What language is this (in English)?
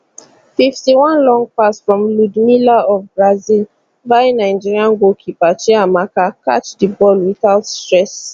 Nigerian Pidgin